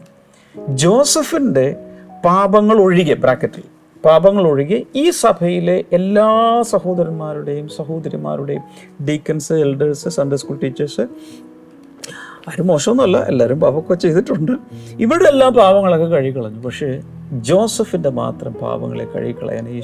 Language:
Malayalam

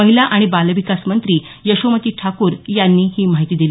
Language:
Marathi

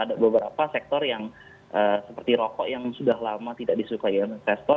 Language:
Indonesian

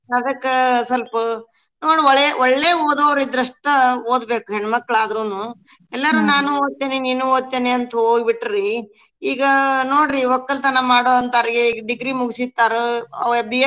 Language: Kannada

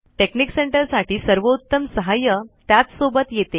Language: Marathi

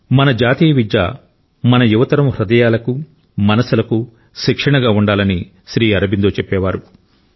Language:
Telugu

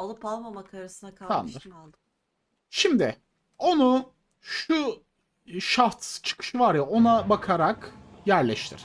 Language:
Turkish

